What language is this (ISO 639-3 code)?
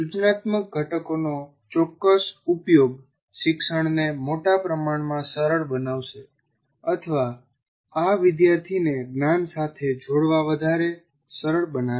guj